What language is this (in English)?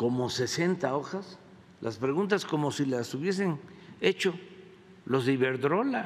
Spanish